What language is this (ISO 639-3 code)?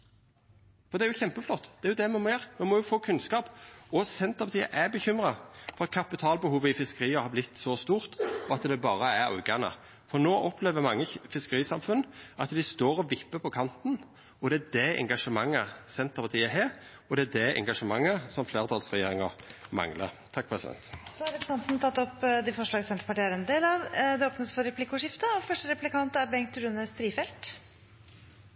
nor